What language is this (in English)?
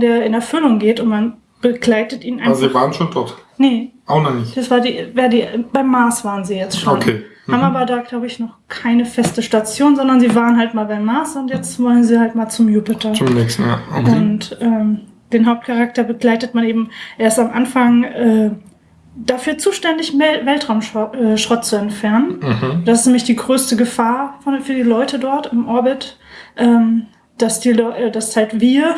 German